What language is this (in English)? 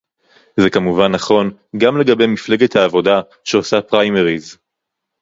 Hebrew